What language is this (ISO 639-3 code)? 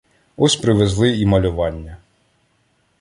ukr